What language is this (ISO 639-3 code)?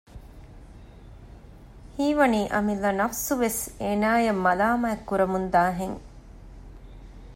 div